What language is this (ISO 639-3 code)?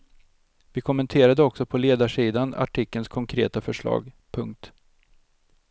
swe